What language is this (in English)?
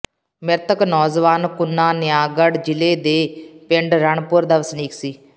Punjabi